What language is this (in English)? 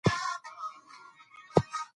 Pashto